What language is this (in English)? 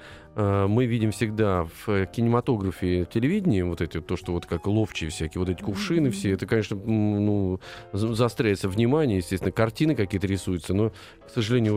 Russian